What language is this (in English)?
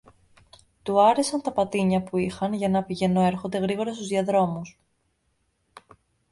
Greek